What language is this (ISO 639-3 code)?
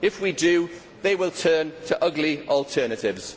eng